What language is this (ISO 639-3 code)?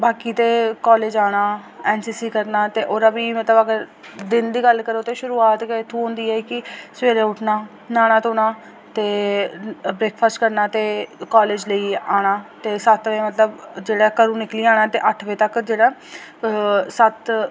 doi